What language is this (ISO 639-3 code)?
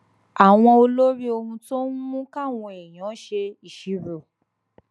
yor